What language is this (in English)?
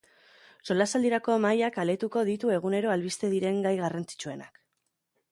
Basque